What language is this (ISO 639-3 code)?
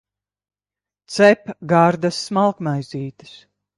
lav